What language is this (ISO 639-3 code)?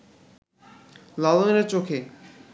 ben